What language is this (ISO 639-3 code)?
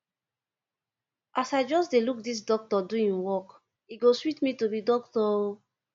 pcm